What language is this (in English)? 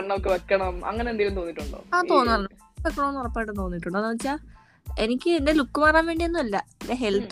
Malayalam